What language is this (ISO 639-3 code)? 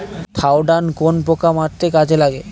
ben